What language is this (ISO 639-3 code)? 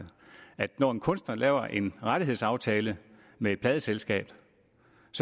dan